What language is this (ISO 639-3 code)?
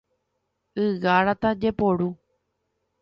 grn